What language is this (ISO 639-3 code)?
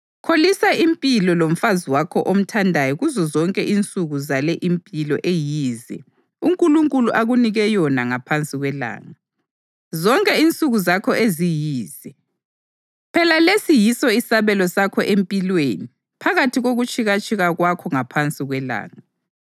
nde